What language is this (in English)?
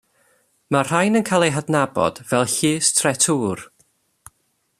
Welsh